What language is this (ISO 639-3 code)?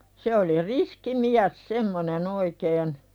fin